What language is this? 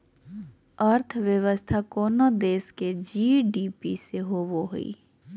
Magahi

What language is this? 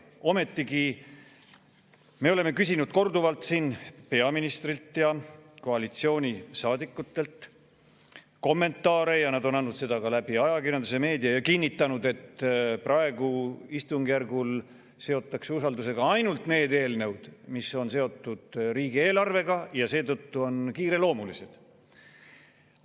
Estonian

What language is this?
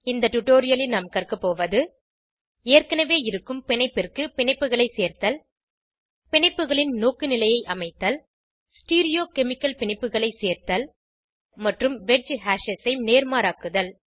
Tamil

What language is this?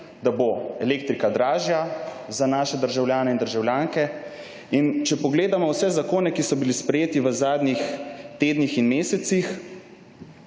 Slovenian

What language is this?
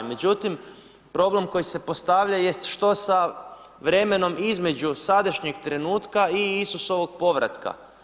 Croatian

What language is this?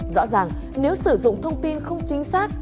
Vietnamese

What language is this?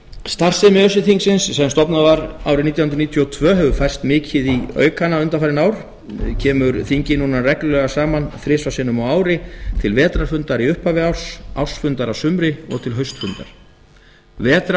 Icelandic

